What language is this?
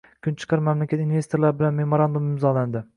Uzbek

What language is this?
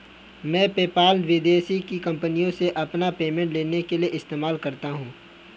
Hindi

